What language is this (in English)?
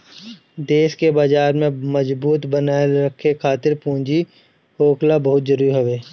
Bhojpuri